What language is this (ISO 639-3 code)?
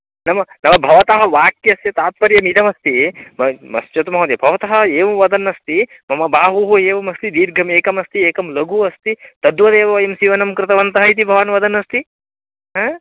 san